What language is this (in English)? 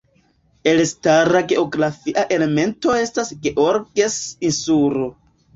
Esperanto